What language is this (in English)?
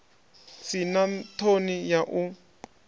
Venda